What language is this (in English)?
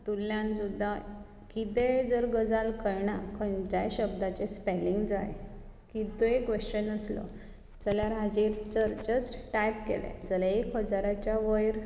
Konkani